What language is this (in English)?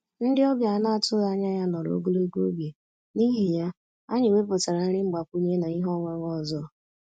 Igbo